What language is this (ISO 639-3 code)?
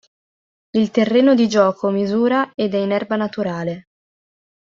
ita